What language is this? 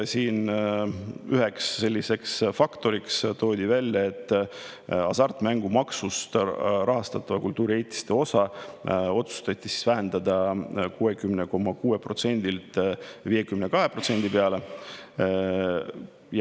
Estonian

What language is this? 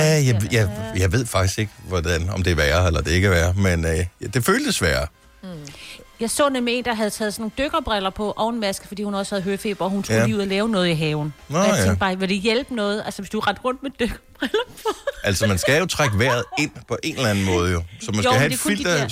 Danish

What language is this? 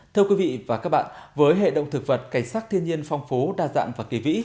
Vietnamese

